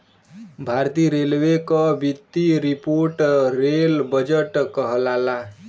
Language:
Bhojpuri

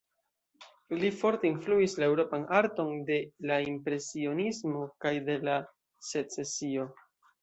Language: Esperanto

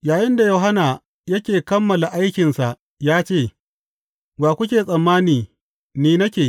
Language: Hausa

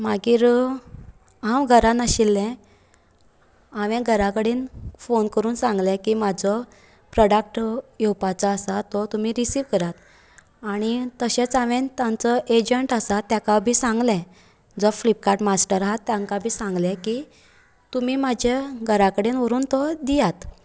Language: Konkani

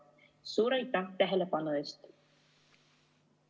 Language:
Estonian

